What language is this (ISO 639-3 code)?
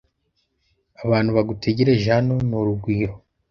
kin